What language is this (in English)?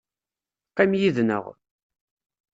Kabyle